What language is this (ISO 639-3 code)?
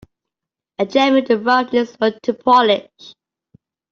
eng